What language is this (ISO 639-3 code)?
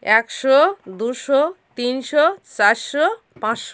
ben